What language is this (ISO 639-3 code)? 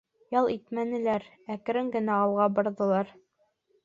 bak